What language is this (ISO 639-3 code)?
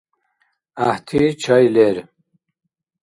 dar